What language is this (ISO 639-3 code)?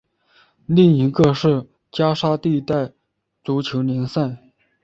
zho